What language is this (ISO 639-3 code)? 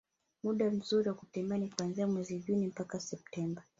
swa